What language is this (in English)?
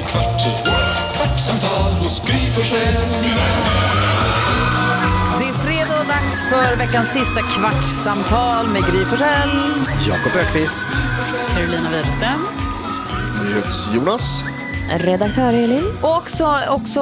Swedish